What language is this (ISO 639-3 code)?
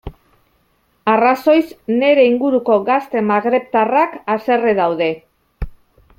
eus